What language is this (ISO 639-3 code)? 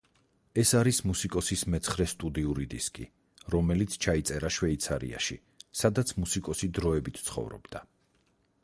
kat